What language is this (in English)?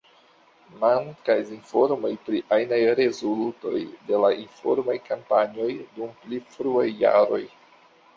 Esperanto